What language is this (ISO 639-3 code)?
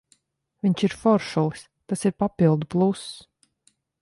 lav